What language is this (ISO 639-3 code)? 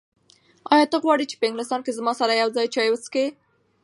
pus